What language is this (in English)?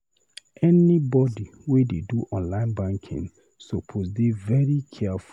Nigerian Pidgin